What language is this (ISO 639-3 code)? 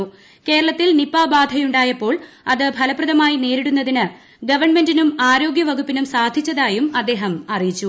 mal